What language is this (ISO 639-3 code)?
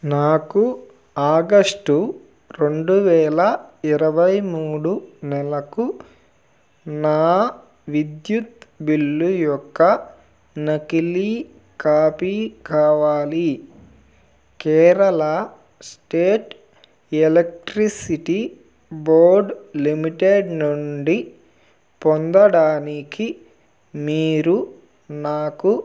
tel